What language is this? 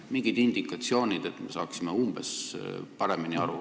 Estonian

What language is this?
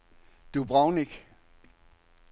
Danish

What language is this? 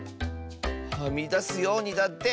Japanese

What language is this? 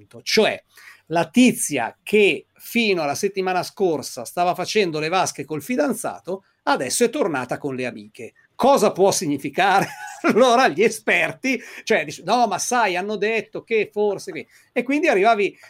Italian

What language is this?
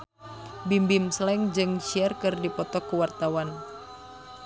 Sundanese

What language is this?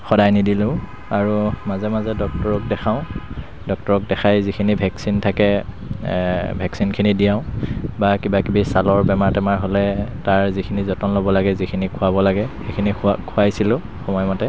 Assamese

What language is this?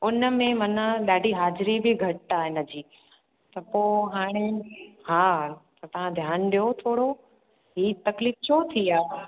Sindhi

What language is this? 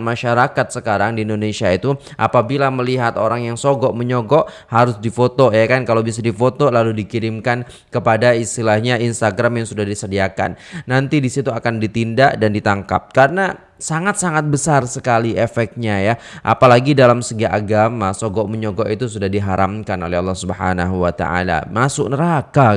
Indonesian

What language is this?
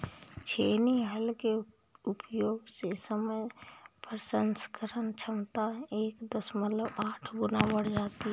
Hindi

